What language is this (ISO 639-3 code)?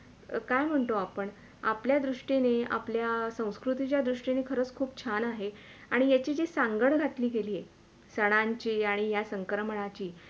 mar